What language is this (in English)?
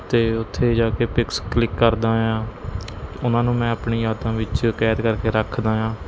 Punjabi